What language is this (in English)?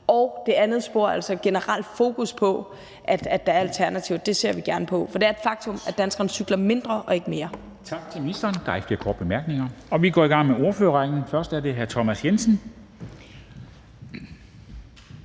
Danish